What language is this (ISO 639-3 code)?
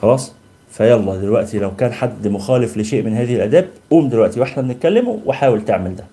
ara